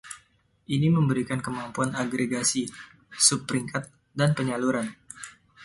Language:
Indonesian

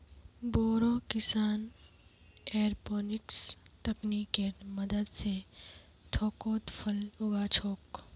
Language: Magahi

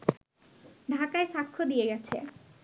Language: Bangla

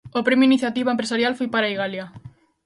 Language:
Galician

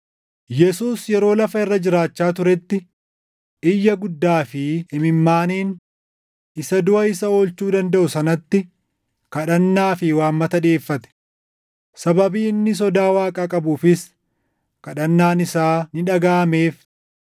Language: Oromo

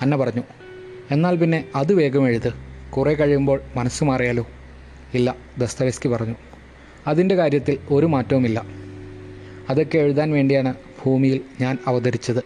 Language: Malayalam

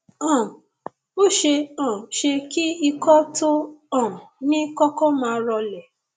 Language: Yoruba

